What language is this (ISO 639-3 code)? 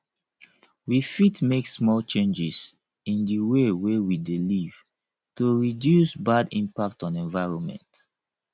pcm